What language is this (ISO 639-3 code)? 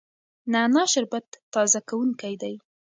pus